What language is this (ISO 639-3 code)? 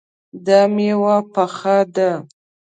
pus